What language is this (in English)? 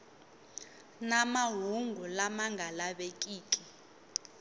Tsonga